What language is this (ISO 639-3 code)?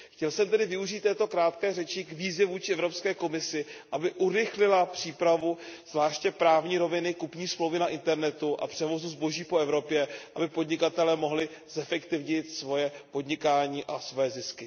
ces